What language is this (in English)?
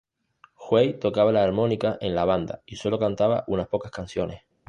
Spanish